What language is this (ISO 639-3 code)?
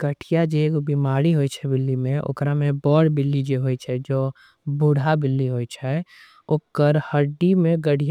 anp